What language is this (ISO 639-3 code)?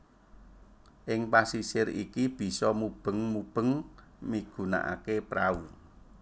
jav